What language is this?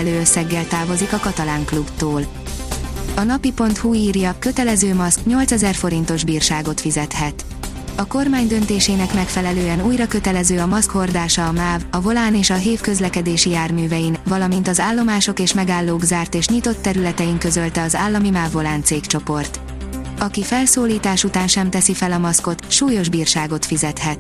Hungarian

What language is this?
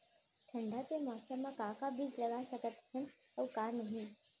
Chhattisgarhi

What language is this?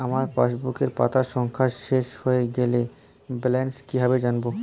Bangla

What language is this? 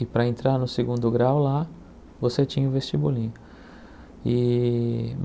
Portuguese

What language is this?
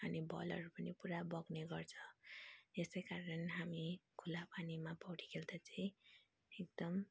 Nepali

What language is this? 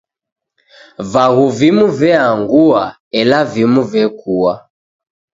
Taita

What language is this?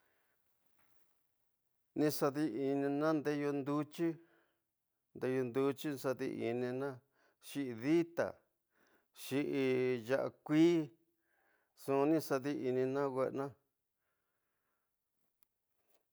Tidaá Mixtec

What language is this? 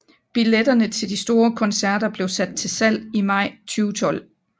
Danish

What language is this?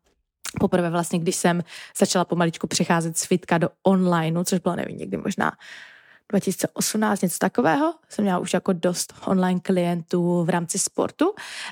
Czech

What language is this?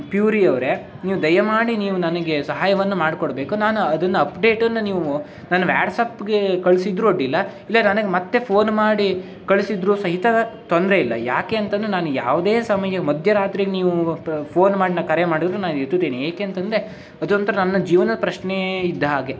Kannada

